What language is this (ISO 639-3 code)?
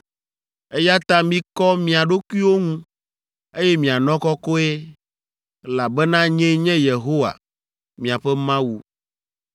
ewe